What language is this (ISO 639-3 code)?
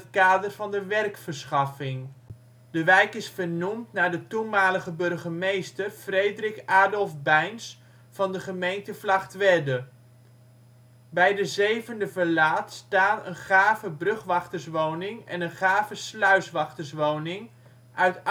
nld